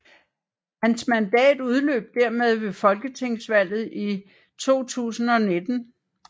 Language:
Danish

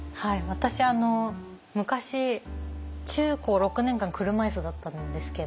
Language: Japanese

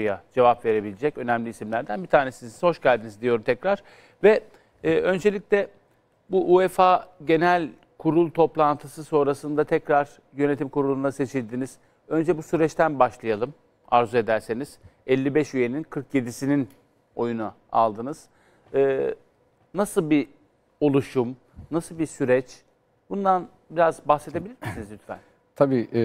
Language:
Turkish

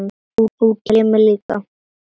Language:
Icelandic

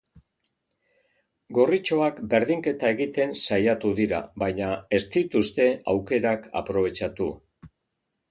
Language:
Basque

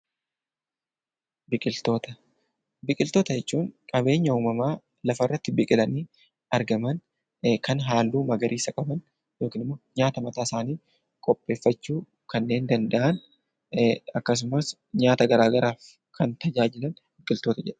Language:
Oromo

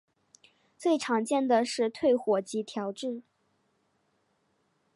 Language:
Chinese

